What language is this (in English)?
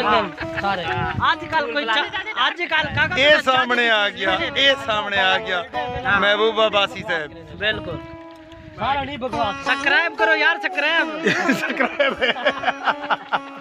Hindi